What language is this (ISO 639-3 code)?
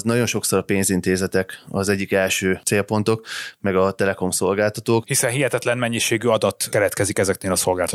hun